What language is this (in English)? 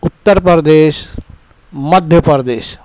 Urdu